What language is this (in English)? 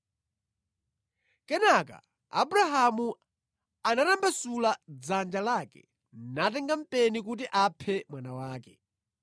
Nyanja